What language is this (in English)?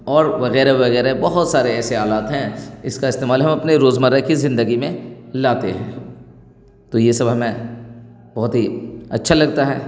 Urdu